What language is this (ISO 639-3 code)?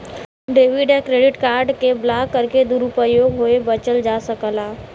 bho